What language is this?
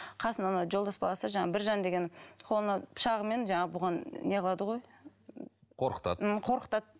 Kazakh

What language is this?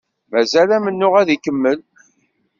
Kabyle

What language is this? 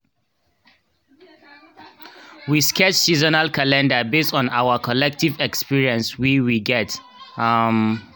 Nigerian Pidgin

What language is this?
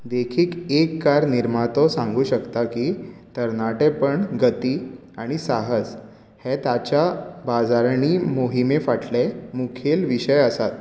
Konkani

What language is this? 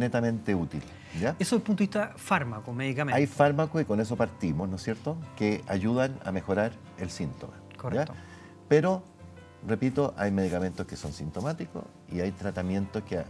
Spanish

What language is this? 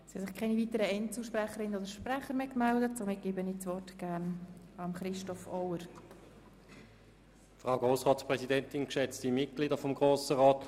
Swiss German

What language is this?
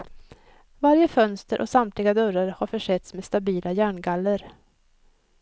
Swedish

